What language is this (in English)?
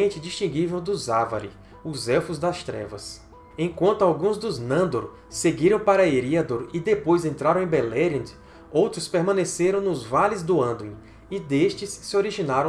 Portuguese